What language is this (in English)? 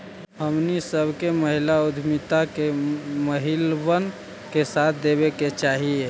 Magahi